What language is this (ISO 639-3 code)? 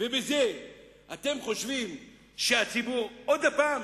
heb